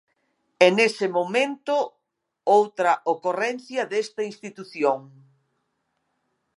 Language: Galician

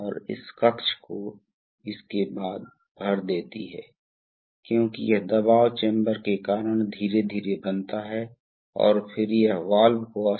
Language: Hindi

